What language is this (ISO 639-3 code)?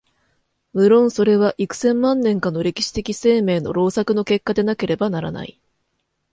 jpn